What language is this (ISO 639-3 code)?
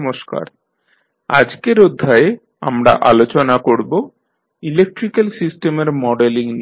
ben